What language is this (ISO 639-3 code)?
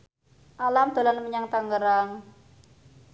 jav